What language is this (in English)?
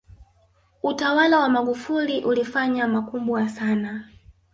Swahili